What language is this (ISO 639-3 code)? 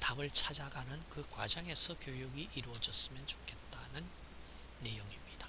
kor